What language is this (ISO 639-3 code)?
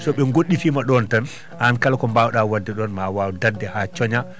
ful